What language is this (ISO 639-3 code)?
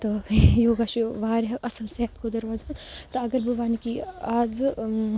kas